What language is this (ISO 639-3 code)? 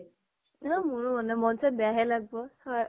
asm